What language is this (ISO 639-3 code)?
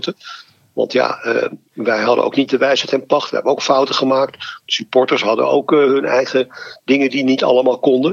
nld